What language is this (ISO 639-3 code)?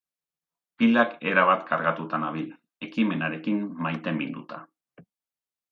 eus